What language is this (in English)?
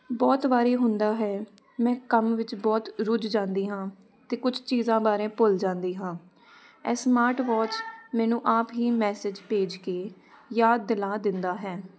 Punjabi